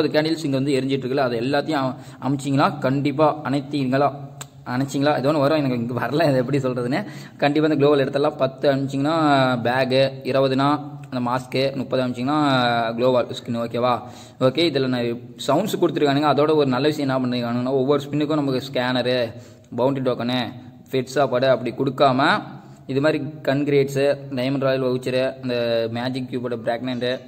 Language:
Indonesian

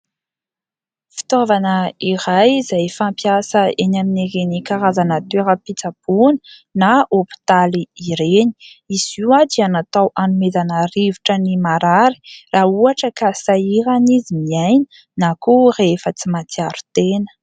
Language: Malagasy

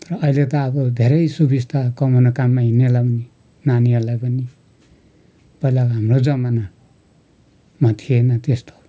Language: Nepali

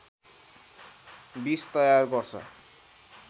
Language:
Nepali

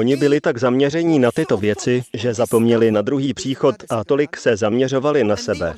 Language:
Czech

